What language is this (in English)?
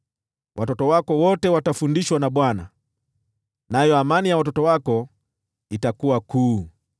Swahili